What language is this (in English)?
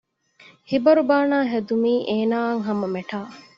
Divehi